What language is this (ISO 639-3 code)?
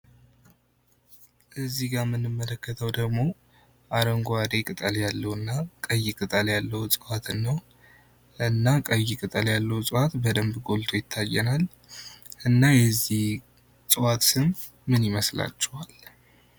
amh